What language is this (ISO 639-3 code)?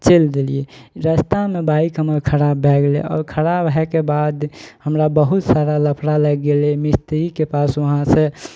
mai